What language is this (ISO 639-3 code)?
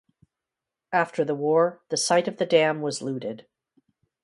eng